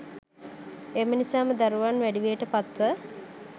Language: Sinhala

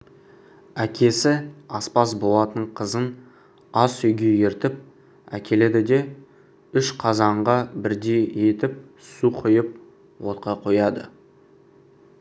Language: Kazakh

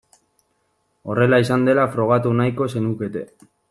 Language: Basque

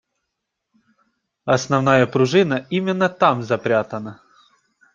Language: Russian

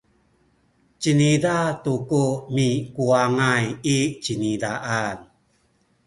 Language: Sakizaya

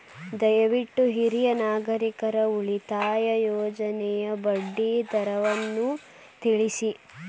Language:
Kannada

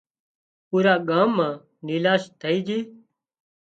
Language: Wadiyara Koli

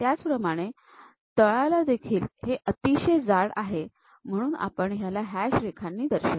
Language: Marathi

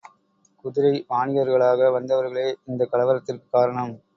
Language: Tamil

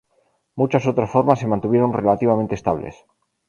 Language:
Spanish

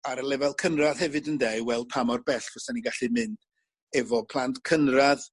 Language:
Welsh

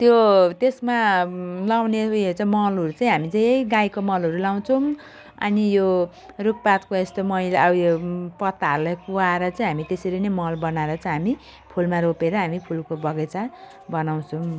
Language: Nepali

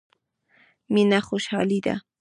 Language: Pashto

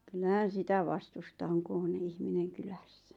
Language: Finnish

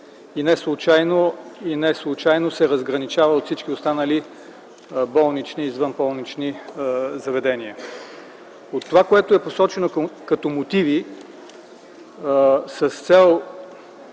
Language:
Bulgarian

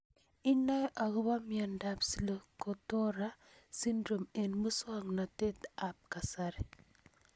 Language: Kalenjin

